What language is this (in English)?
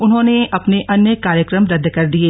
Hindi